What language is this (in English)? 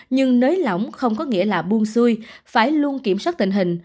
Vietnamese